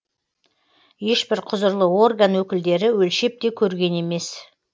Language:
Kazakh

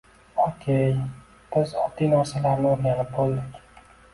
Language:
Uzbek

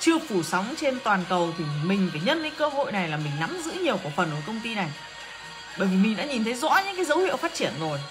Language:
Vietnamese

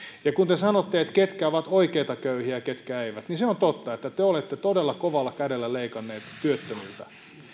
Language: Finnish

